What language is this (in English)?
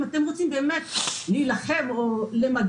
Hebrew